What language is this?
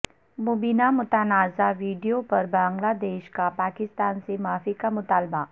Urdu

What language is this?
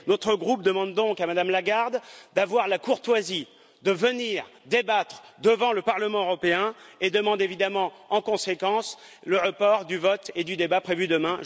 French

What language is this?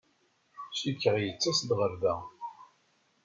Kabyle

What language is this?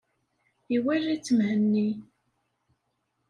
Kabyle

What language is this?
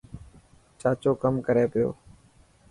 Dhatki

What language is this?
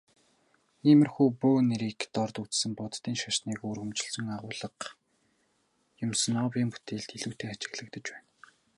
Mongolian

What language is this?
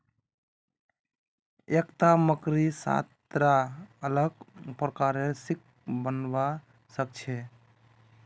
Magahi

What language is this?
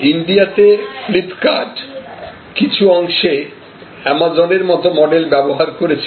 Bangla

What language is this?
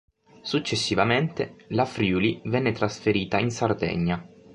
Italian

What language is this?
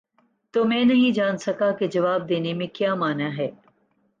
Urdu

